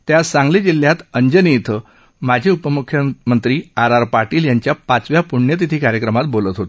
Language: Marathi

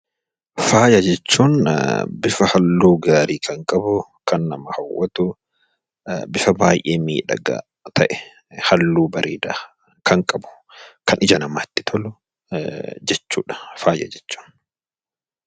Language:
Oromo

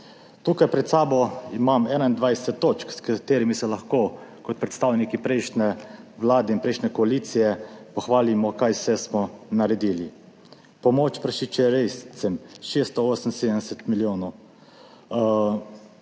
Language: Slovenian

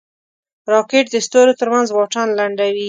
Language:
Pashto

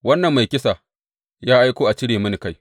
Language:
Hausa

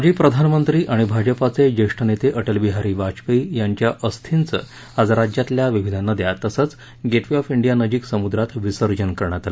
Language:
Marathi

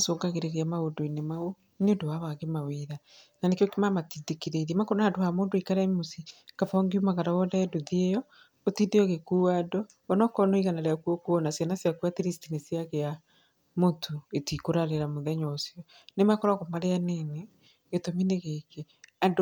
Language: Kikuyu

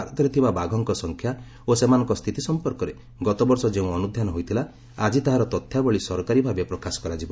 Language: Odia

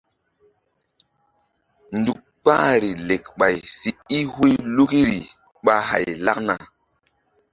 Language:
Mbum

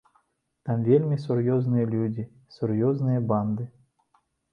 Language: Belarusian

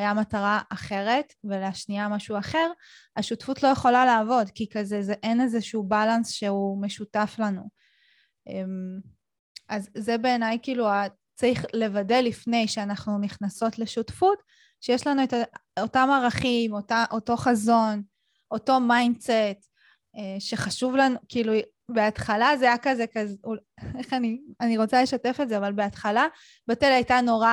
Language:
Hebrew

